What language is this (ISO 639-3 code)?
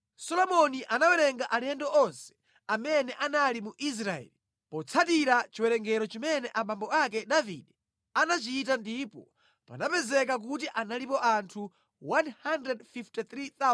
nya